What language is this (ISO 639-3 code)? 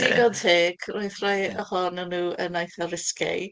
cym